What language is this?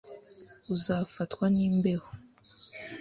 Kinyarwanda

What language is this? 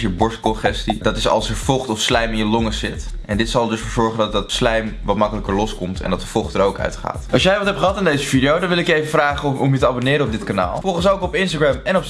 Dutch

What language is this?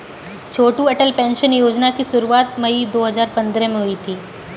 Hindi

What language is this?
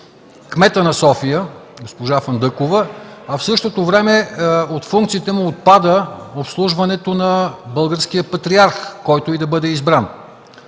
Bulgarian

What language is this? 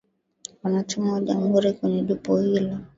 Swahili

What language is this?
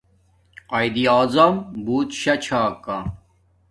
Domaaki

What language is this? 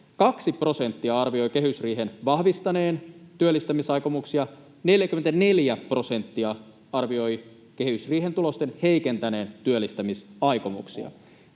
Finnish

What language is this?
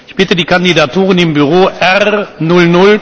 German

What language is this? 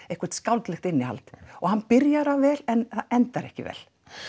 Icelandic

